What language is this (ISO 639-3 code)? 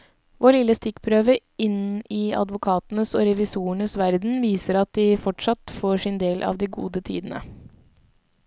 nor